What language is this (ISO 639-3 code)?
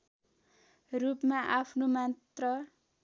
nep